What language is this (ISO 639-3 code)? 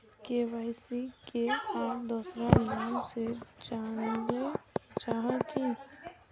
mag